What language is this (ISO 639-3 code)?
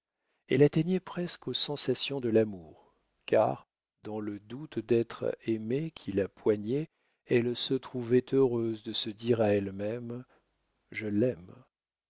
fra